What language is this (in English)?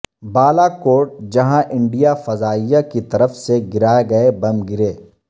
Urdu